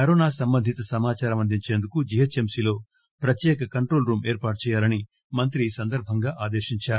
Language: Telugu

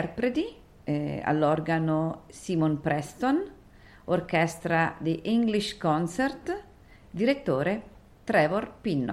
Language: Italian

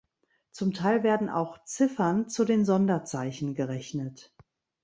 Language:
German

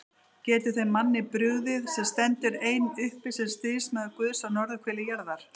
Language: Icelandic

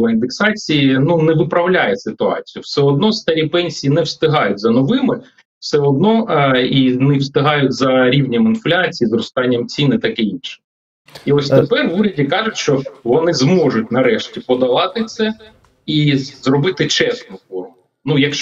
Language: Ukrainian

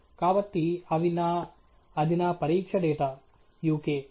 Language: Telugu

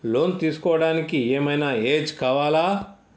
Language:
Telugu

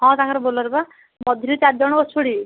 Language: Odia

